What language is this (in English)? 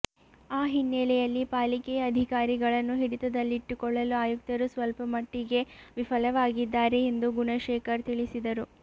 Kannada